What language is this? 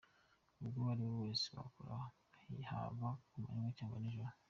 Kinyarwanda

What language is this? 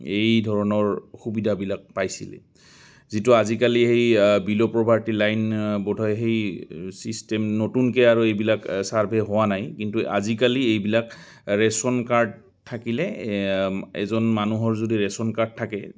Assamese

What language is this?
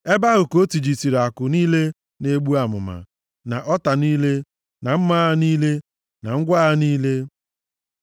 Igbo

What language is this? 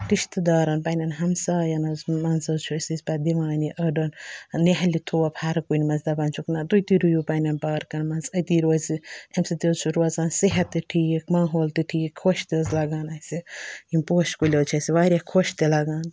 Kashmiri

